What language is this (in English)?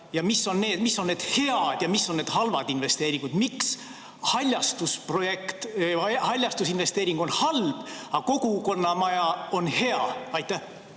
Estonian